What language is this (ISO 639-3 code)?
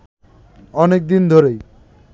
ben